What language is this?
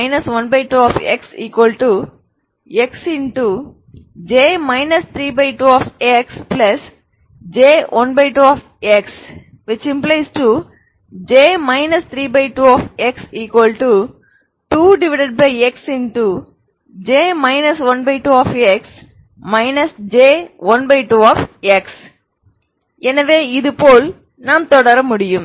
Tamil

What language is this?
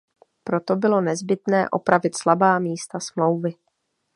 Czech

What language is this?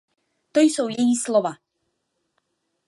Czech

